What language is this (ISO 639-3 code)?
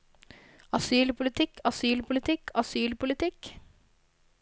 nor